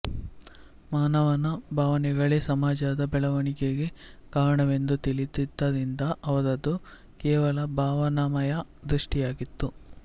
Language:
Kannada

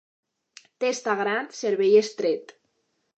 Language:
Catalan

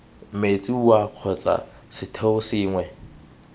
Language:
Tswana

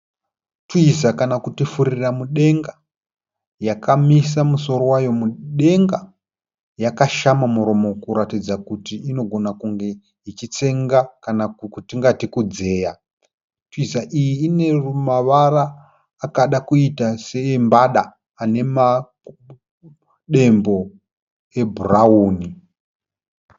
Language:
Shona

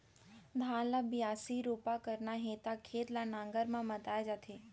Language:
Chhattisgarhi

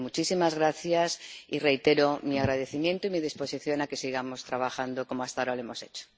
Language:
Spanish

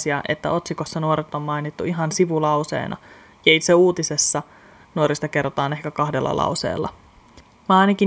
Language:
Finnish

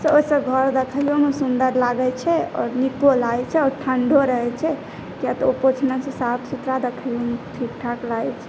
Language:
Maithili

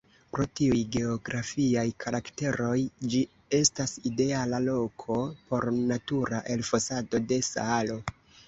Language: Esperanto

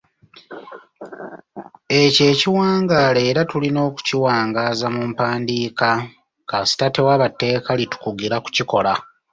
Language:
Ganda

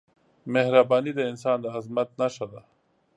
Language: Pashto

